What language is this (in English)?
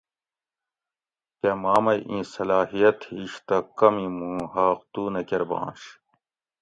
Gawri